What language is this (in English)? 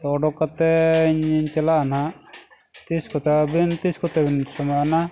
Santali